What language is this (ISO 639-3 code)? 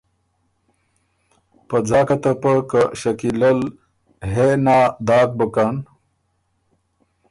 oru